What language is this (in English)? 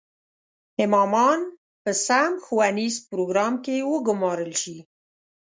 Pashto